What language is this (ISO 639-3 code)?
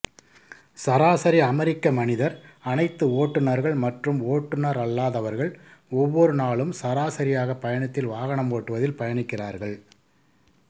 tam